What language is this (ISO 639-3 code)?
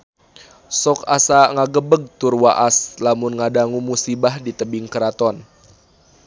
sun